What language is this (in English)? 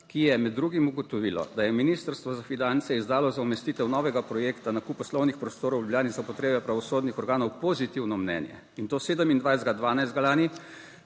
Slovenian